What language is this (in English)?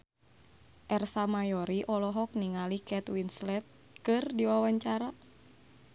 Sundanese